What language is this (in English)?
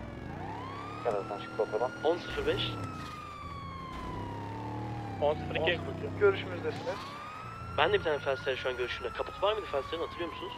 Turkish